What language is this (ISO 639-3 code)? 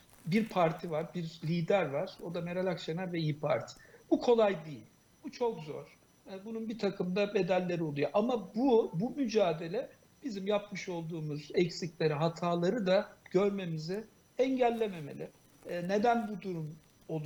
tur